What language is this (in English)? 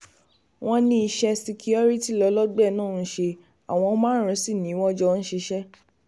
Yoruba